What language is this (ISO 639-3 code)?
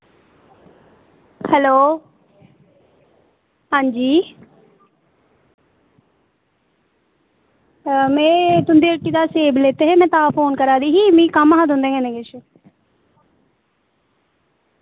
doi